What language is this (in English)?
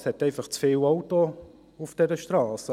Swiss German